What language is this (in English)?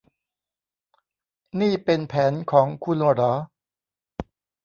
Thai